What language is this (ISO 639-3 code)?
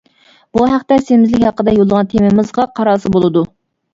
uig